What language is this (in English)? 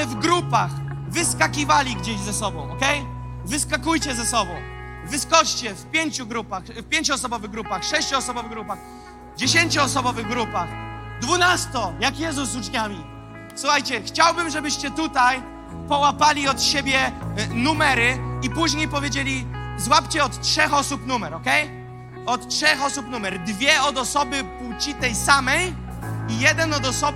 Polish